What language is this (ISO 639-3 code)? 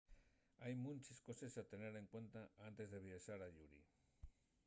ast